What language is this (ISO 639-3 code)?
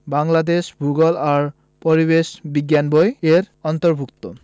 ben